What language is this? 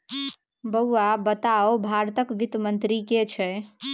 Maithili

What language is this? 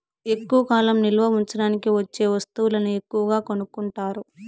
Telugu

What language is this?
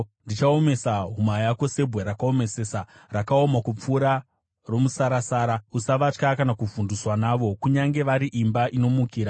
Shona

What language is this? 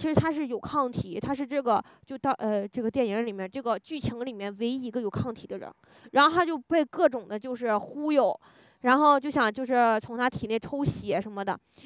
Chinese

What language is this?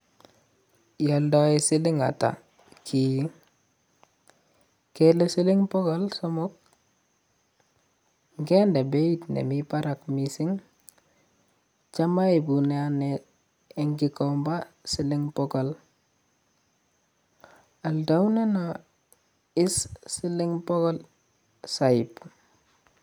Kalenjin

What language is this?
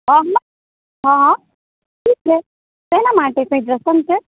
Gujarati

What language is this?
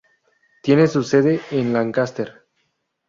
Spanish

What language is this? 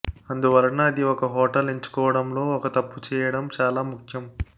Telugu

